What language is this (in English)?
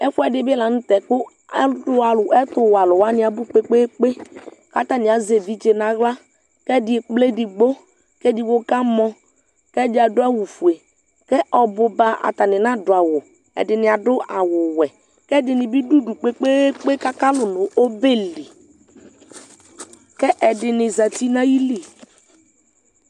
Ikposo